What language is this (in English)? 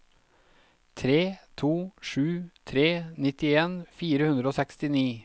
Norwegian